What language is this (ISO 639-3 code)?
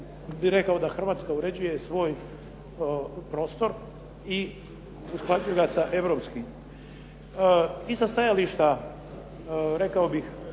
hrv